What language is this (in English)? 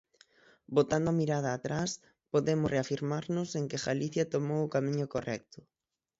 Galician